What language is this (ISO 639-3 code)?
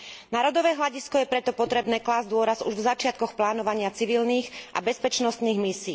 slk